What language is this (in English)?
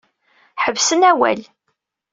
Kabyle